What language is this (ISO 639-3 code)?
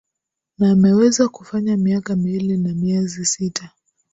swa